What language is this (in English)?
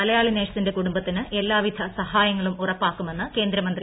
Malayalam